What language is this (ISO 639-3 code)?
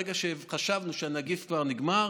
heb